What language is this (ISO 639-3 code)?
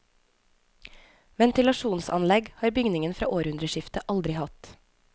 nor